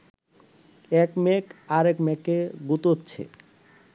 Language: Bangla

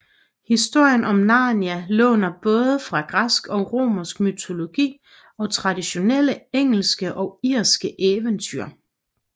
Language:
Danish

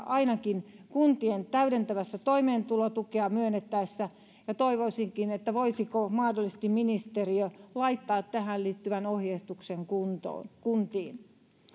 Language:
Finnish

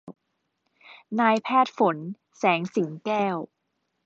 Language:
Thai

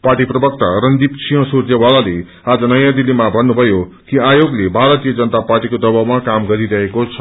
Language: Nepali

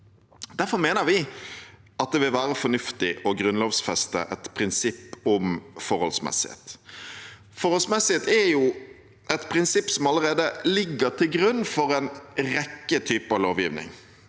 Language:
Norwegian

